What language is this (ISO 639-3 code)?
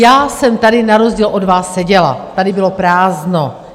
ces